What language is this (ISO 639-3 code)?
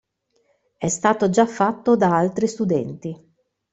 ita